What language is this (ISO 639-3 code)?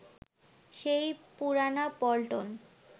ben